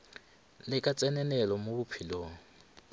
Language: Northern Sotho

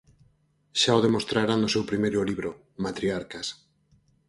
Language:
Galician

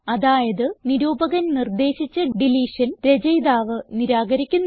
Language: Malayalam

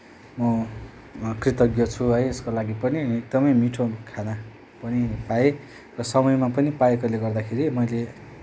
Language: Nepali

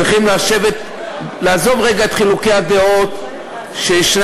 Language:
Hebrew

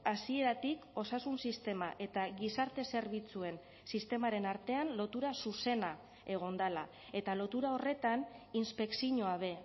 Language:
Basque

